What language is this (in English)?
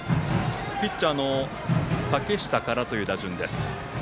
Japanese